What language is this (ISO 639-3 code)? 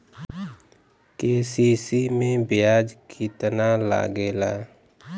bho